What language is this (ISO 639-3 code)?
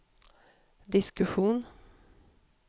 swe